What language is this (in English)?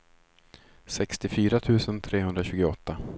Swedish